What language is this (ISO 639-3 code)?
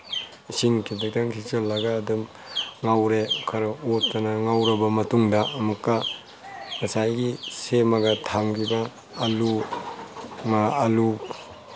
mni